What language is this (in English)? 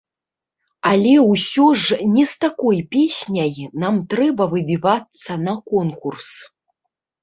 Belarusian